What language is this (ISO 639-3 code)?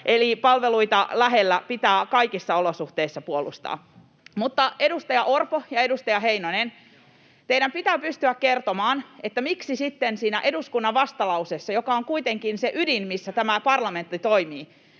fin